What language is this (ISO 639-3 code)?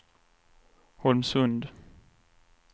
swe